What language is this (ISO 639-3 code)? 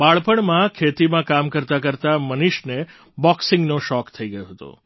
guj